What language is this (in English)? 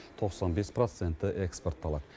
Kazakh